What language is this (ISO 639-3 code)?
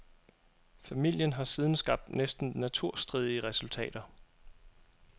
dan